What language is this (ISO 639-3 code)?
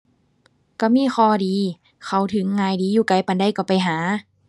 tha